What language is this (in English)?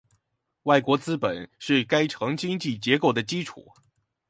Chinese